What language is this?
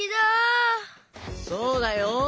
Japanese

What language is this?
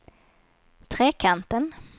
Swedish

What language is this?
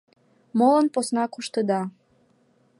Mari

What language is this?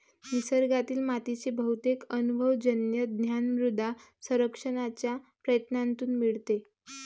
Marathi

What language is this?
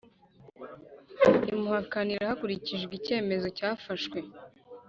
Kinyarwanda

